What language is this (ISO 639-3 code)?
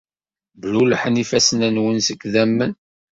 kab